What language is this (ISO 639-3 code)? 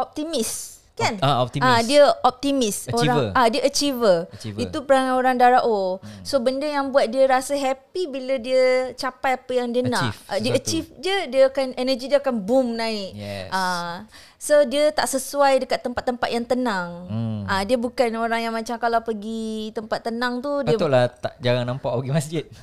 msa